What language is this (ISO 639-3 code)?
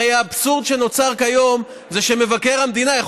heb